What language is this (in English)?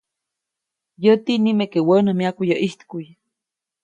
Copainalá Zoque